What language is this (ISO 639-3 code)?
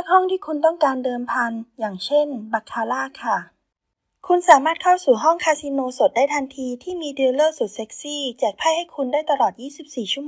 tha